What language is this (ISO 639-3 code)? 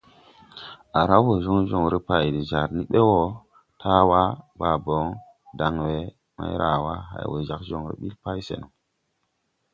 tui